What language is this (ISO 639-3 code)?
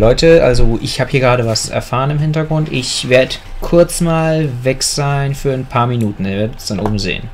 deu